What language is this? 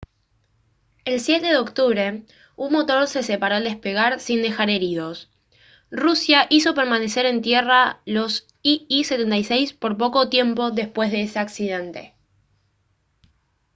Spanish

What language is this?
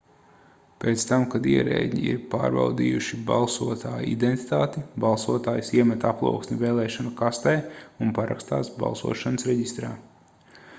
Latvian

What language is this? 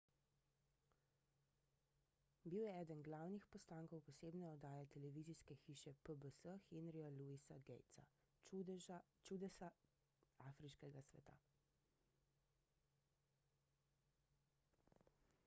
Slovenian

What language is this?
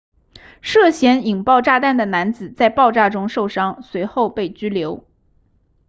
Chinese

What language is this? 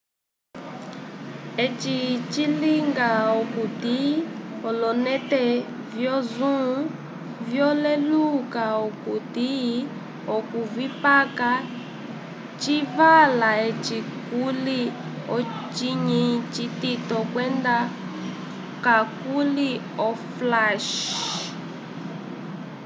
Umbundu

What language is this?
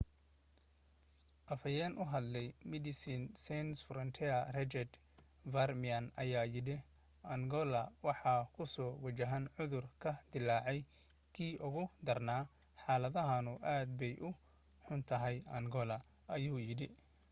Somali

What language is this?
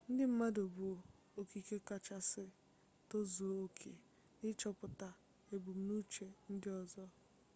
Igbo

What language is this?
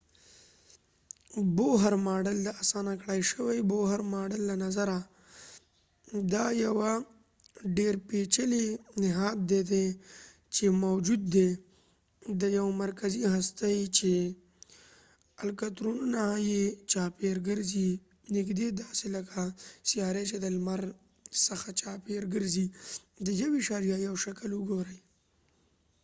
Pashto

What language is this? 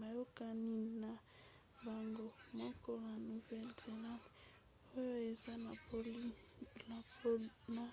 Lingala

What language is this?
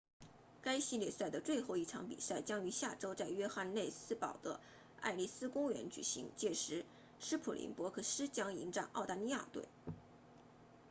Chinese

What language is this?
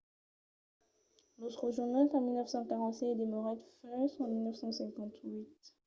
Occitan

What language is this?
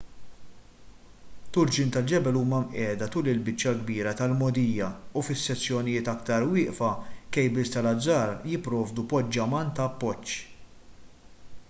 Maltese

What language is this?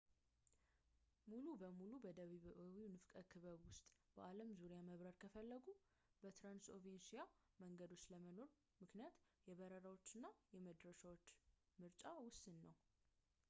Amharic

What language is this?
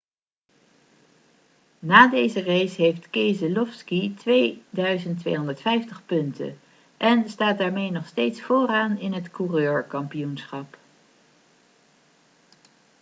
Dutch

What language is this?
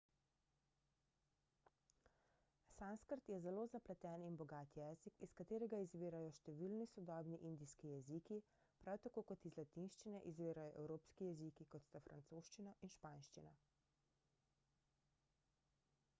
Slovenian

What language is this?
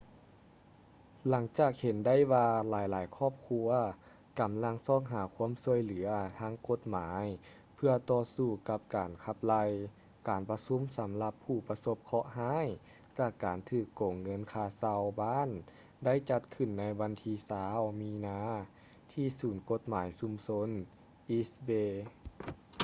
Lao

